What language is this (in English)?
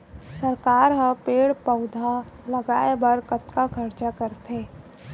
Chhattisgarhi